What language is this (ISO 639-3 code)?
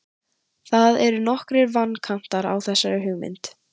isl